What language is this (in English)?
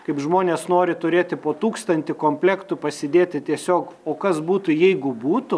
Lithuanian